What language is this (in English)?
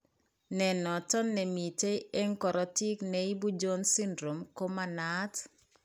Kalenjin